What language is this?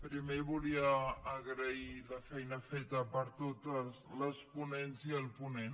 Catalan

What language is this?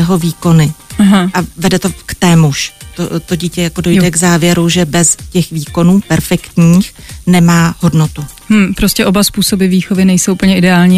Czech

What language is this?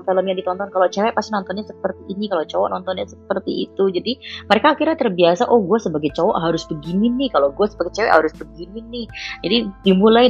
Indonesian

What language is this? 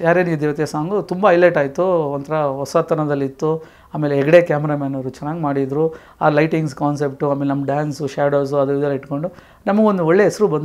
Korean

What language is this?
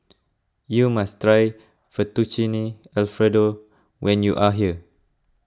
English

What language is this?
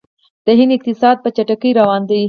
Pashto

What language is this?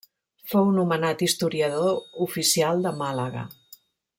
Catalan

